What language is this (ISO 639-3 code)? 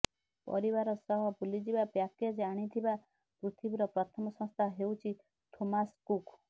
ori